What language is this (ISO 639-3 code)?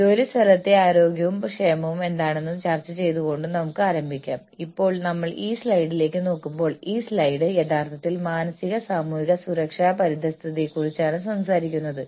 mal